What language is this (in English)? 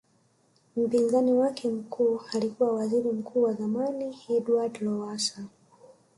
Swahili